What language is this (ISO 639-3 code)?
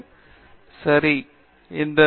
tam